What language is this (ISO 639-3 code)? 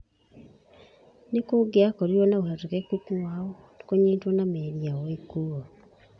kik